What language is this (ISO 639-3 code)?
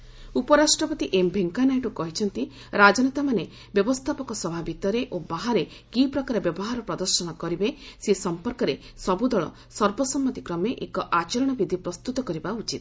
ori